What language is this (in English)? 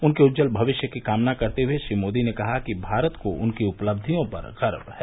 Hindi